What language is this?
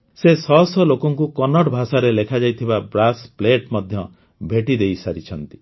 Odia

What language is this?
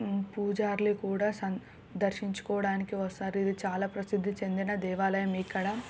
Telugu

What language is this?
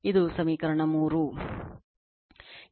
Kannada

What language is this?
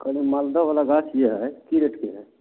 Maithili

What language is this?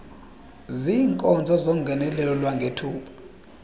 Xhosa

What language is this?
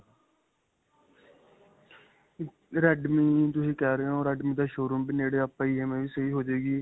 Punjabi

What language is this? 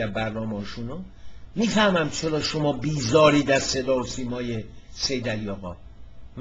Persian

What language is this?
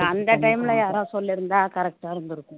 Tamil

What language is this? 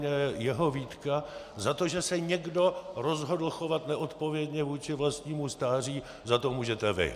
Czech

